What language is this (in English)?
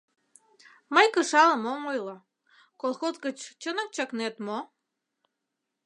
Mari